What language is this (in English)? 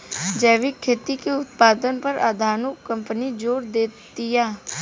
Bhojpuri